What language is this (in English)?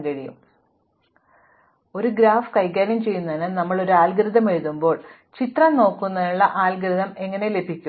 Malayalam